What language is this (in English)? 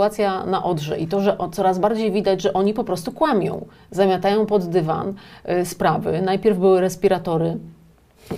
Polish